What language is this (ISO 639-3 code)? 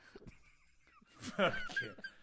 cym